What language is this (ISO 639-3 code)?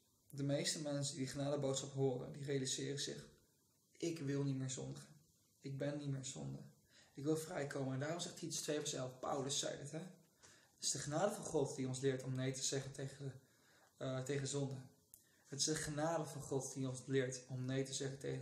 nld